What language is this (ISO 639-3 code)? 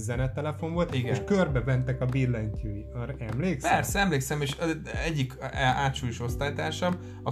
hun